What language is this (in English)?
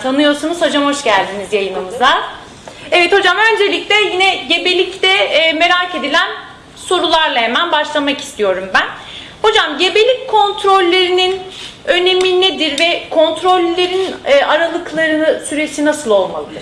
Turkish